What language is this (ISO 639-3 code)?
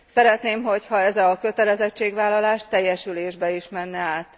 hun